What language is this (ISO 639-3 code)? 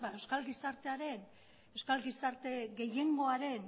eus